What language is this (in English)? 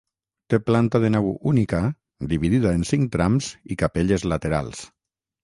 Catalan